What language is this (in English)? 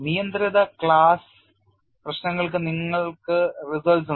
Malayalam